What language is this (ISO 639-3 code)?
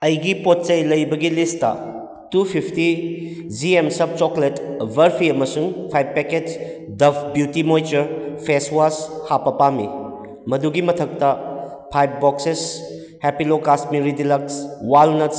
mni